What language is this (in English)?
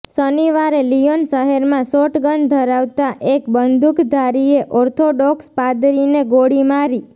Gujarati